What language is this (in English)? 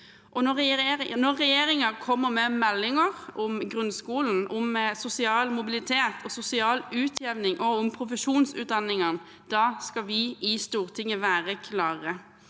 Norwegian